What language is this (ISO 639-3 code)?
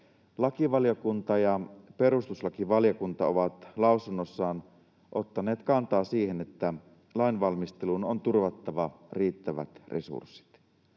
fin